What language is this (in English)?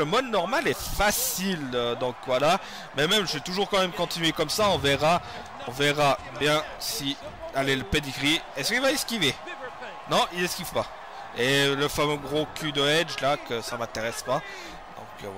French